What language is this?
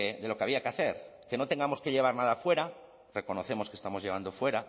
Spanish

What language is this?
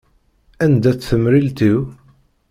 Kabyle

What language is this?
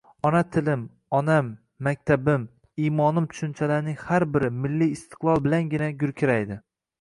Uzbek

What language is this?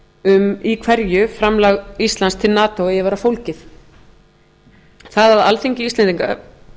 Icelandic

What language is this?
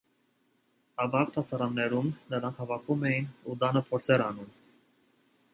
Armenian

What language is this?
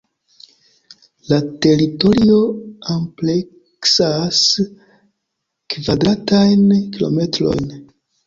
Esperanto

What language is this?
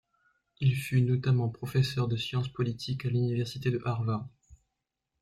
French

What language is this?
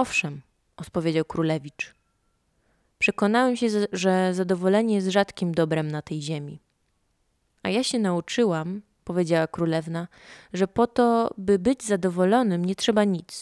Polish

